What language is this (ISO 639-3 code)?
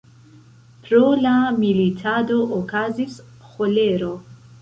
epo